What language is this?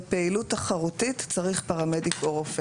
Hebrew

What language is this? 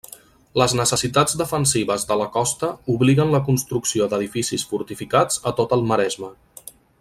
Catalan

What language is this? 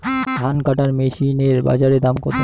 Bangla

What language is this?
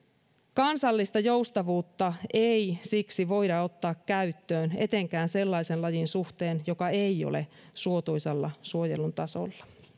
Finnish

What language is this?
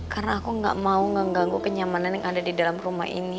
Indonesian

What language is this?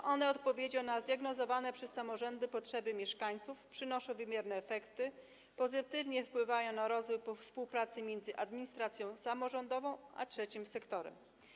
Polish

